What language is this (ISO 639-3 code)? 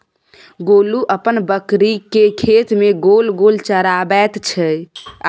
mai